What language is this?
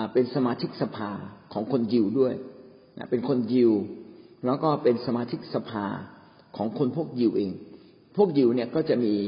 Thai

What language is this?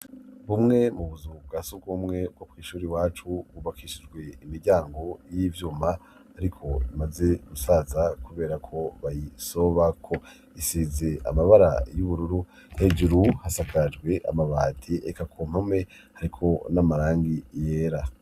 Rundi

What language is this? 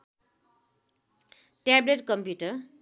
Nepali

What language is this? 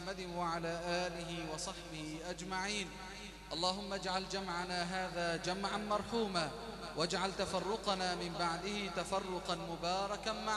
Arabic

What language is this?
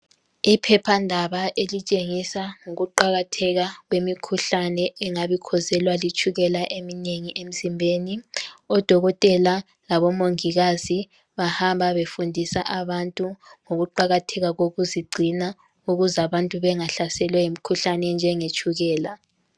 North Ndebele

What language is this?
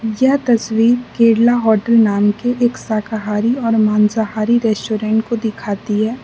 Hindi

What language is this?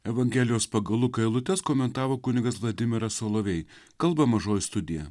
Lithuanian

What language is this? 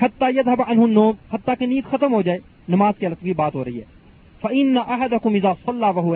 Urdu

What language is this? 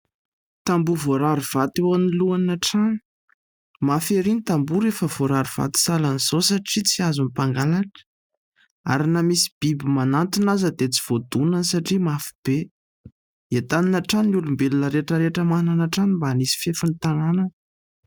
Malagasy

